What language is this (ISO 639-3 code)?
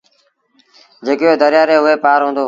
sbn